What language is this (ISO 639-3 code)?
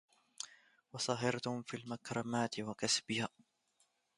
ara